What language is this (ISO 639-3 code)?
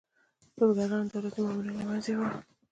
pus